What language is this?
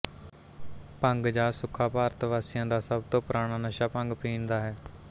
Punjabi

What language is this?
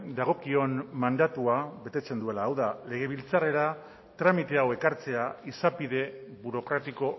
Basque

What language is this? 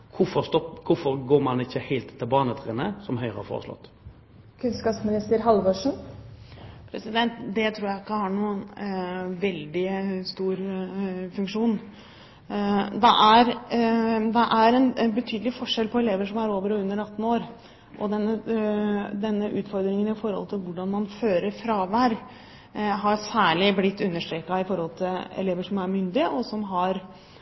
Norwegian Bokmål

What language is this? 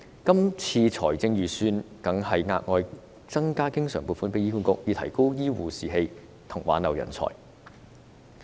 Cantonese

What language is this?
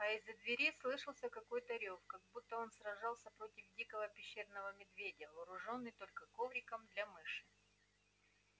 Russian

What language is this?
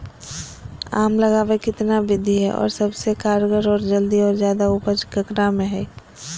Magahi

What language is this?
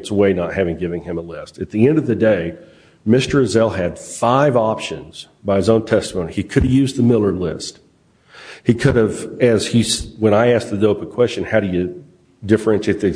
English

